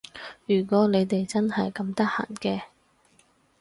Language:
Cantonese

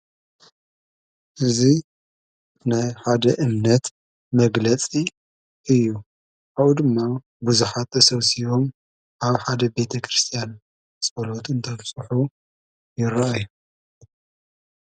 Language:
Tigrinya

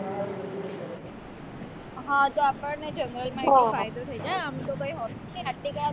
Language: Gujarati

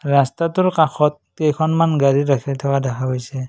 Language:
Assamese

